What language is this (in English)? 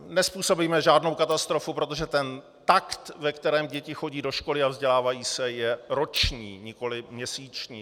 Czech